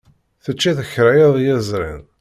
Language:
Kabyle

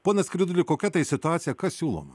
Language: Lithuanian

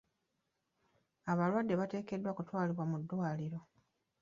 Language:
Ganda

